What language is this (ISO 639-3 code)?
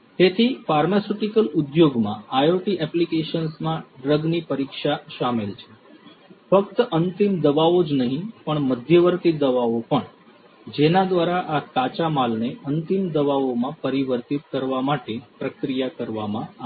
guj